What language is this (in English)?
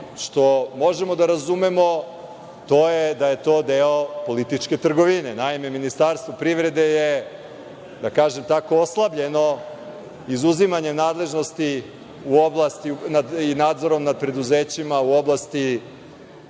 Serbian